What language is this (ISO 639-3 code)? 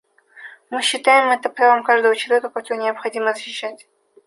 rus